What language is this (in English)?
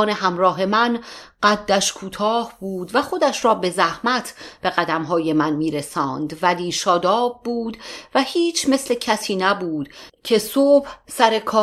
Persian